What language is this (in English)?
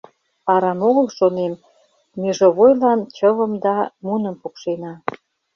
Mari